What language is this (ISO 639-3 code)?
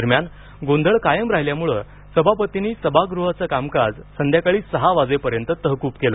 mar